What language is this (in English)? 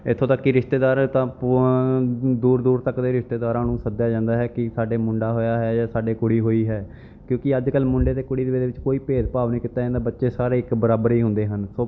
Punjabi